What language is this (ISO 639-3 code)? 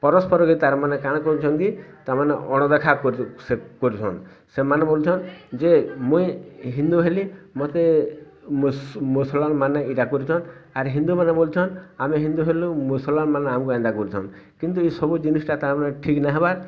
ori